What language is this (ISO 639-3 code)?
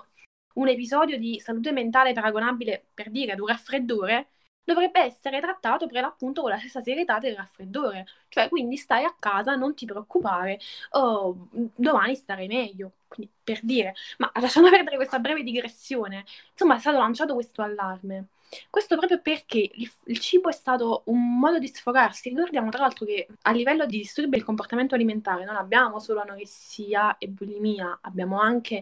ita